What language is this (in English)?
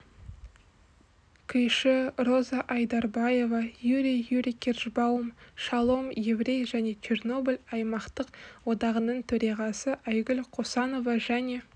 Kazakh